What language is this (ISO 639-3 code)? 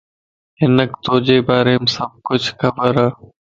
lss